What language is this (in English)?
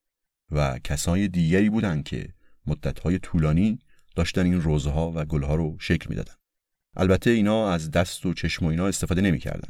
Persian